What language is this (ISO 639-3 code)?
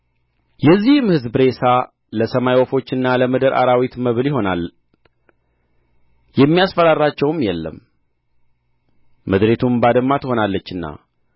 amh